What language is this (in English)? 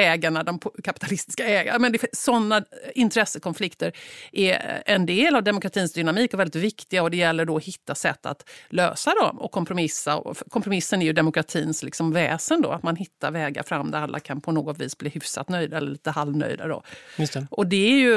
Swedish